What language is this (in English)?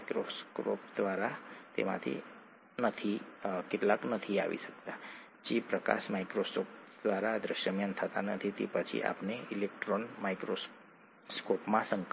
Gujarati